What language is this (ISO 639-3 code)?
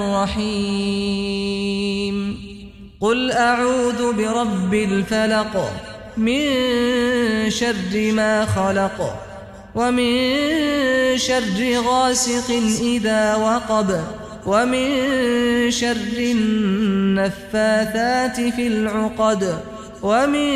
ara